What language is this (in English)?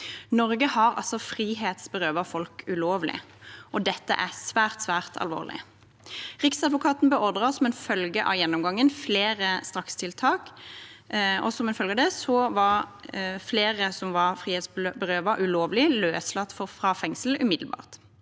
Norwegian